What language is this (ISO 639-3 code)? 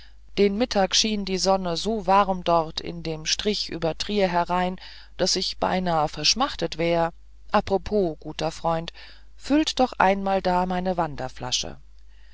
deu